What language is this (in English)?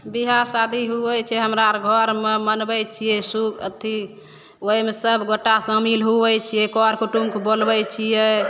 Maithili